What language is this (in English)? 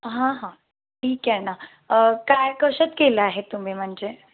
Marathi